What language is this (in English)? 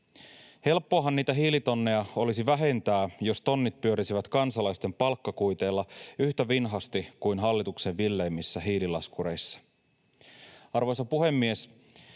Finnish